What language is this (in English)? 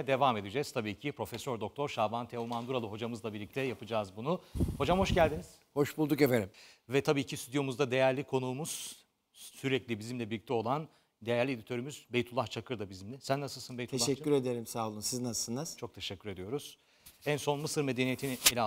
Turkish